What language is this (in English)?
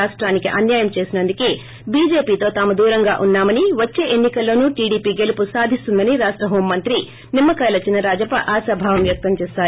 Telugu